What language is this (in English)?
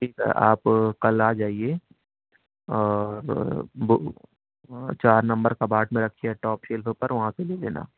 Urdu